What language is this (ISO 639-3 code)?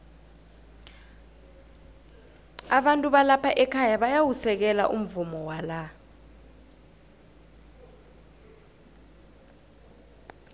nbl